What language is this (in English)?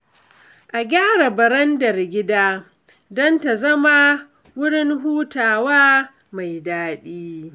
Hausa